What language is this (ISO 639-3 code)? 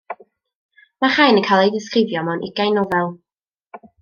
cym